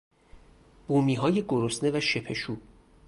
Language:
Persian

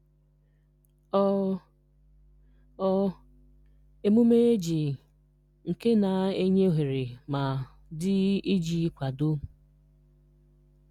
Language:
Igbo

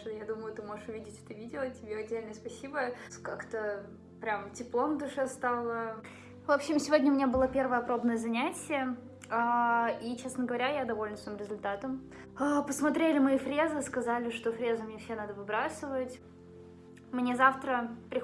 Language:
Russian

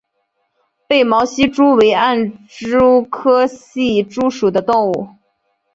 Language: Chinese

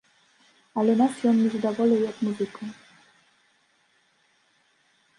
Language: Belarusian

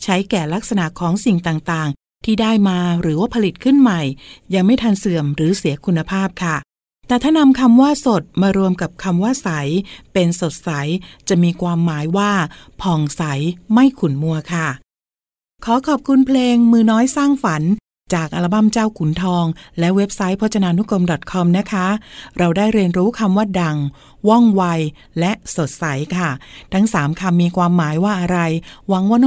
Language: Thai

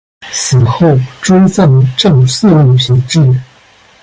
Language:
Chinese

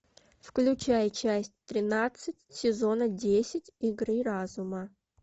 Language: Russian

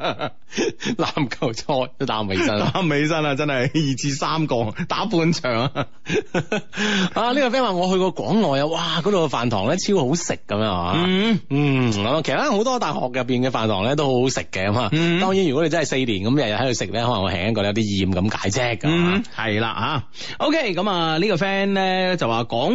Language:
Chinese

